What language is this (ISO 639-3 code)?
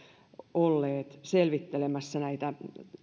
fin